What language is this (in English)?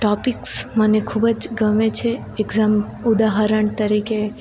Gujarati